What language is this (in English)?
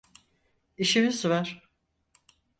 Turkish